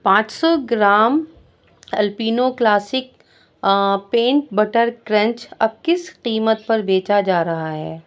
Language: Urdu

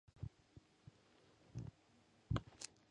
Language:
Basque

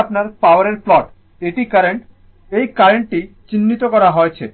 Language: Bangla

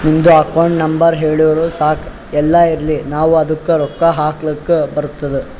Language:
Kannada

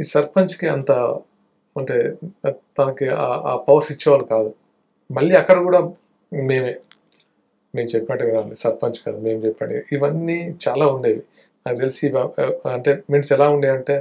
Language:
Telugu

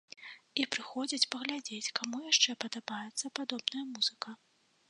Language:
Belarusian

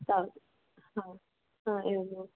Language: Sanskrit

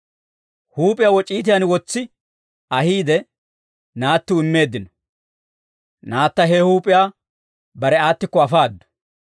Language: Dawro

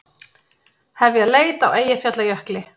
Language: Icelandic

